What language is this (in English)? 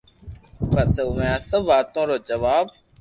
Loarki